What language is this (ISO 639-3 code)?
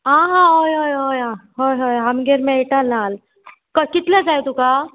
kok